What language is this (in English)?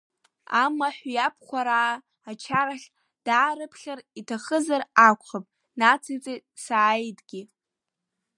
Abkhazian